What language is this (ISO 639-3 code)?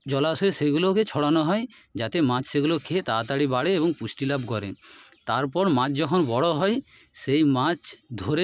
ben